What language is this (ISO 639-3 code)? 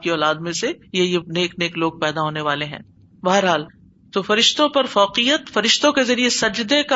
urd